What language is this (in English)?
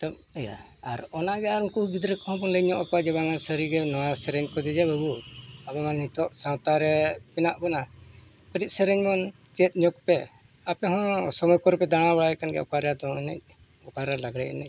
Santali